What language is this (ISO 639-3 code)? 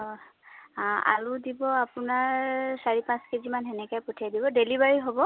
asm